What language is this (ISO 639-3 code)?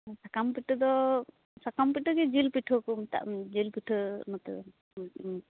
sat